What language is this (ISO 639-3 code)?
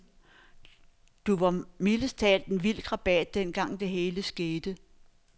dan